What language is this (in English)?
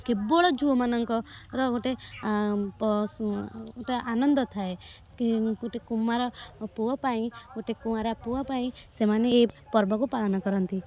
Odia